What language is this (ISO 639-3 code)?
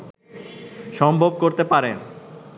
ben